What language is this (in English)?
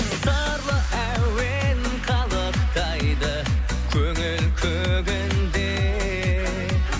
Kazakh